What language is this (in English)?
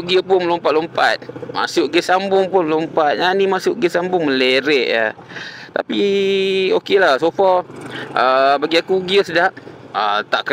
Malay